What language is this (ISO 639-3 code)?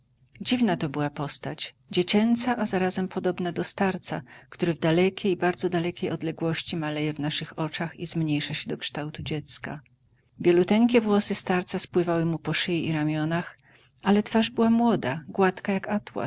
pol